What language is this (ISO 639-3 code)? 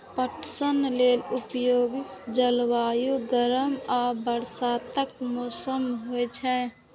mai